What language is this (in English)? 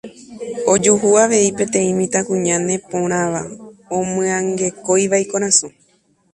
Guarani